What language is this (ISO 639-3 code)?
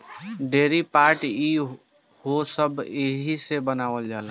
bho